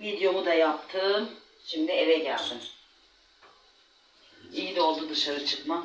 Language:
Turkish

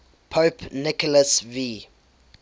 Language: English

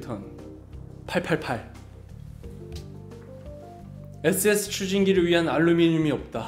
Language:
Korean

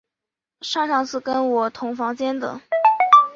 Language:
Chinese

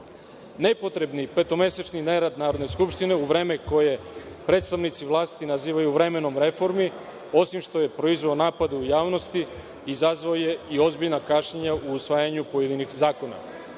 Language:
Serbian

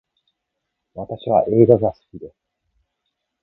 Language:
Japanese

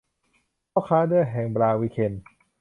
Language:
Thai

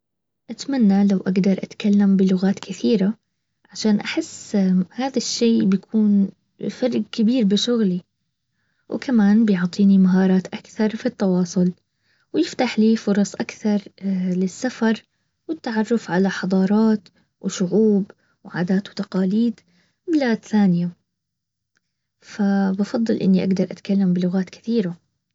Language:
Baharna Arabic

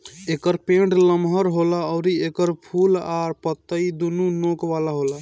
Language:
Bhojpuri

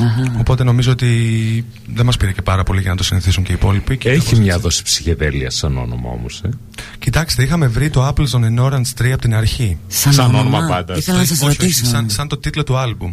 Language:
Greek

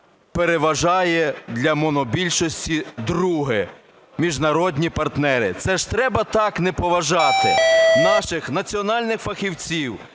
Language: Ukrainian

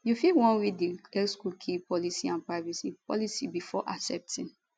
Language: Nigerian Pidgin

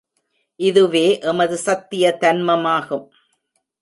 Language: Tamil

